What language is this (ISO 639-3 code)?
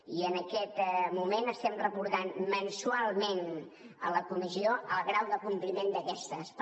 cat